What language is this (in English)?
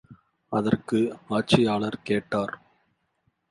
Tamil